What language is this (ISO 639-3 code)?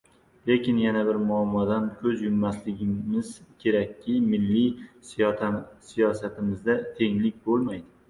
uzb